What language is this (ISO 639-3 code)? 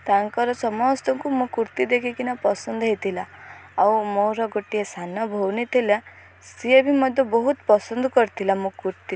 ori